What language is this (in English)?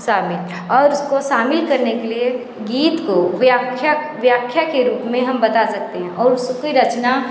Hindi